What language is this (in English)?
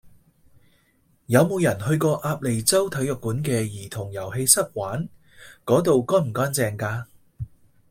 Cantonese